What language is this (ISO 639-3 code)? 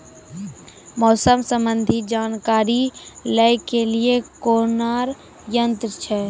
mai